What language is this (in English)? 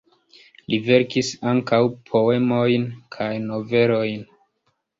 Esperanto